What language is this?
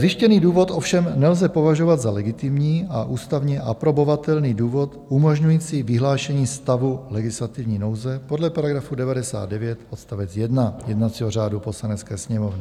Czech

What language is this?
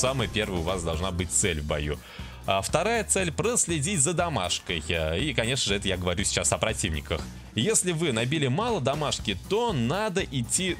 Russian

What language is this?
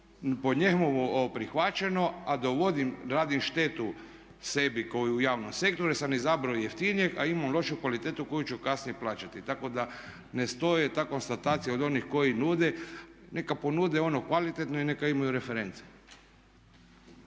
Croatian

